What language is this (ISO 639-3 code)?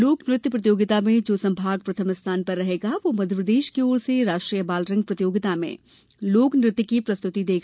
hin